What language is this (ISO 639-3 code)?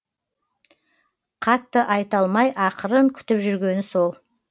kaz